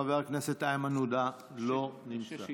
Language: Hebrew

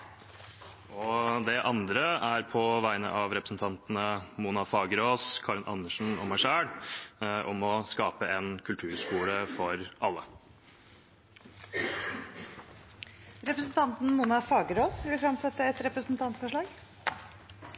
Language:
Norwegian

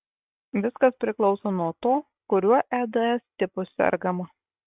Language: Lithuanian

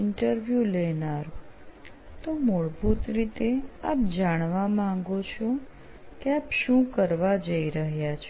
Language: Gujarati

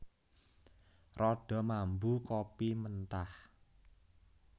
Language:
Javanese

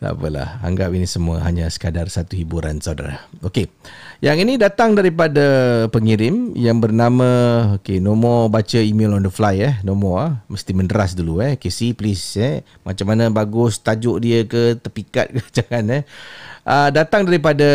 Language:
Malay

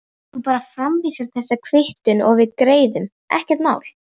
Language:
Icelandic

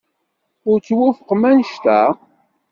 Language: Kabyle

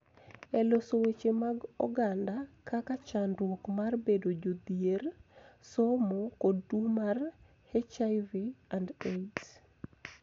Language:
Luo (Kenya and Tanzania)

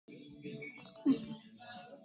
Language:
Icelandic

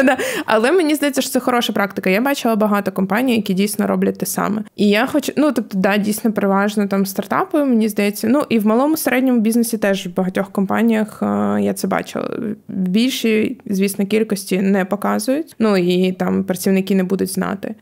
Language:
Ukrainian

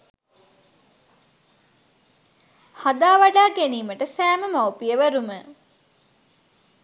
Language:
Sinhala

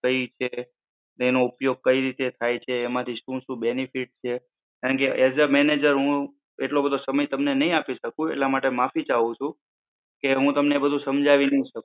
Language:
Gujarati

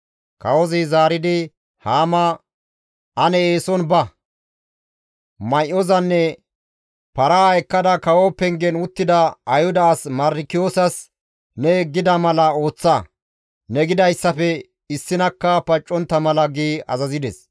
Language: Gamo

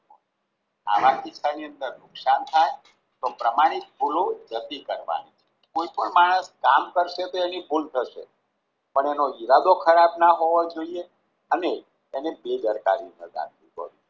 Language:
Gujarati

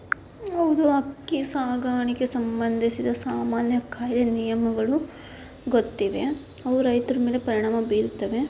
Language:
Kannada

